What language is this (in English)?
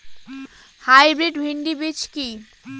Bangla